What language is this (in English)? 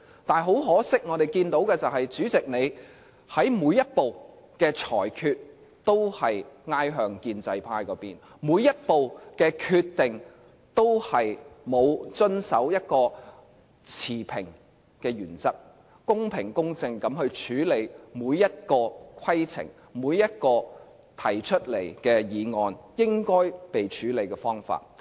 Cantonese